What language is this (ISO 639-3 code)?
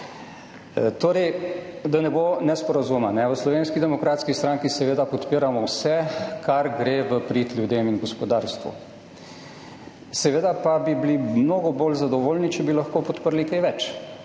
slv